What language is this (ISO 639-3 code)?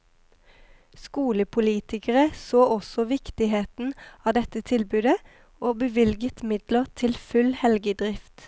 nor